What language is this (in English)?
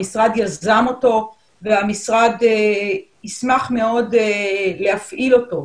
Hebrew